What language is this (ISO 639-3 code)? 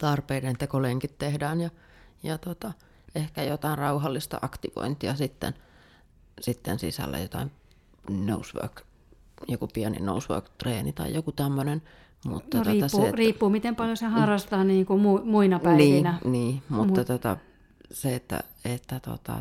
fin